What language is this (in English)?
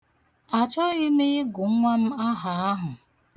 Igbo